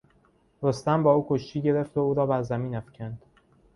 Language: Persian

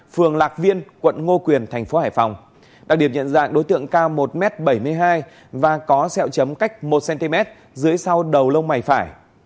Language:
Vietnamese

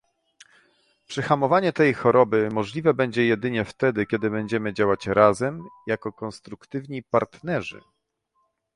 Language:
Polish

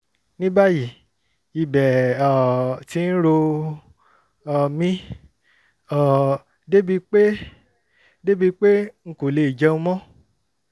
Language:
Yoruba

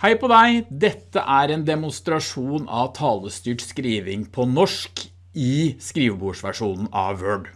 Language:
Norwegian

